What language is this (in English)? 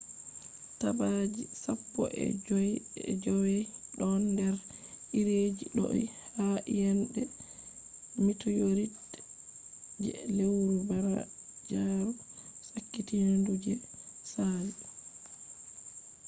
Fula